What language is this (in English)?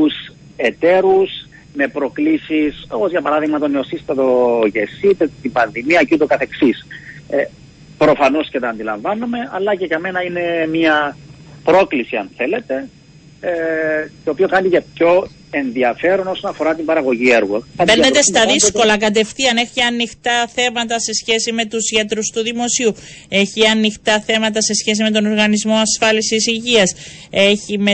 Greek